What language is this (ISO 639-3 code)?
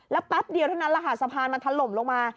tha